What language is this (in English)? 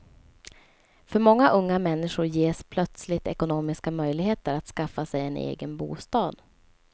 Swedish